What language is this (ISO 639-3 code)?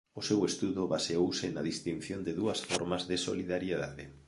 glg